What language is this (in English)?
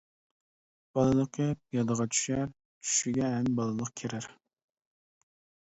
Uyghur